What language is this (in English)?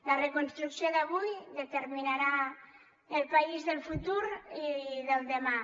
Catalan